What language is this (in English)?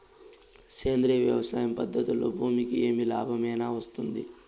Telugu